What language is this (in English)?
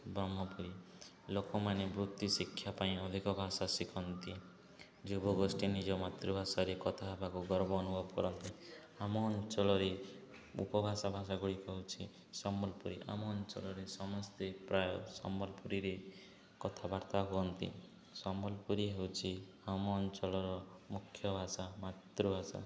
Odia